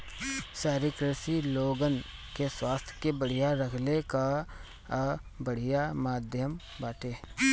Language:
Bhojpuri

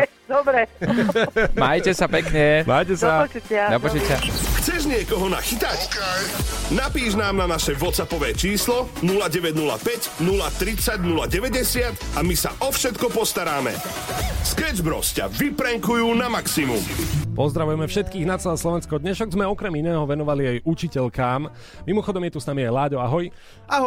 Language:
Slovak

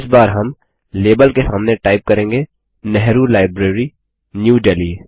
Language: Hindi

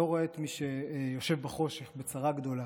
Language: Hebrew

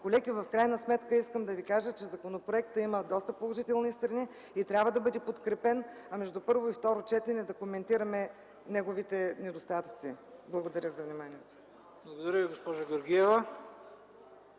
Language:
Bulgarian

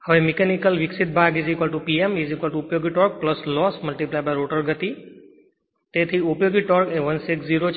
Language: Gujarati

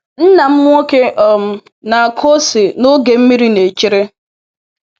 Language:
Igbo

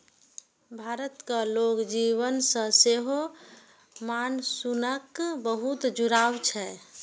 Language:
Maithili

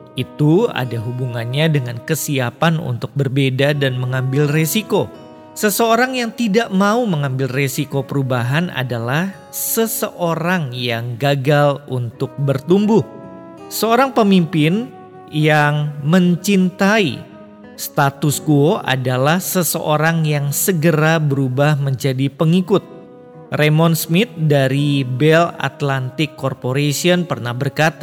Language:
Indonesian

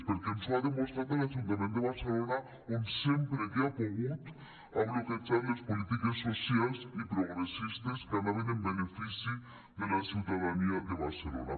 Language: Catalan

